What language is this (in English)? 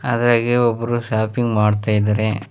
Kannada